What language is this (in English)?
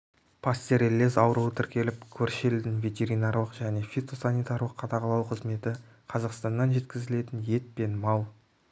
Kazakh